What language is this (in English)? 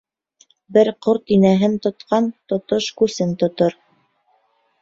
Bashkir